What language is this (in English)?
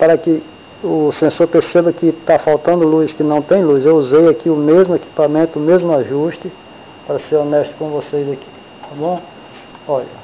Portuguese